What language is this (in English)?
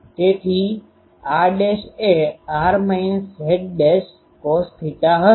Gujarati